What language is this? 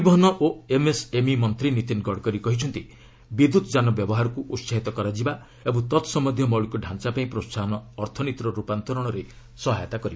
Odia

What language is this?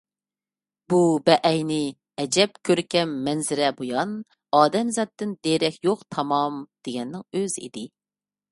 Uyghur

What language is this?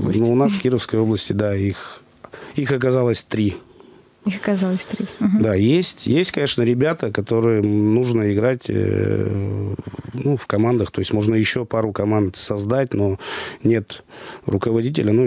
Russian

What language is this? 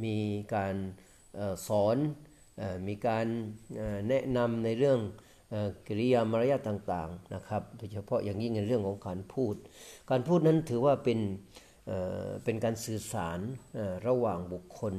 Thai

